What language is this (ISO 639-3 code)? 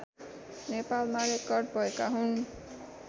nep